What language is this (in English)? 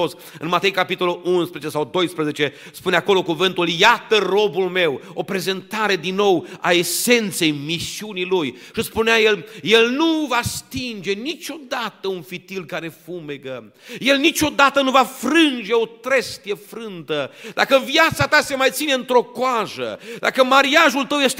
Romanian